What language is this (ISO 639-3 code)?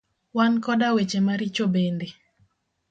luo